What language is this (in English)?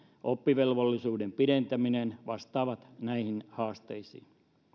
Finnish